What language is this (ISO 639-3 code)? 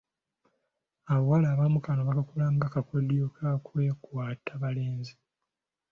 lug